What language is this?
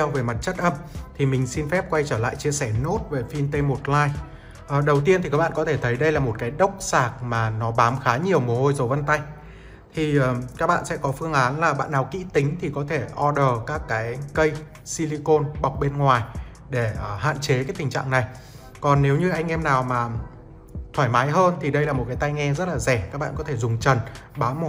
Vietnamese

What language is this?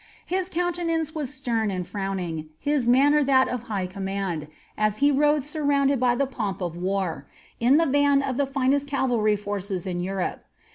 English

